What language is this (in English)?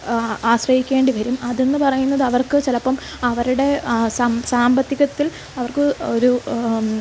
Malayalam